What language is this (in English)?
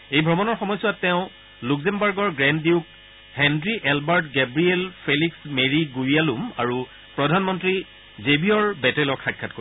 Assamese